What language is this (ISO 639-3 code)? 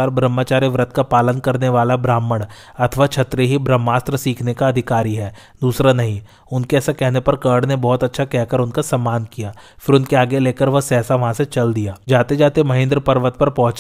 hin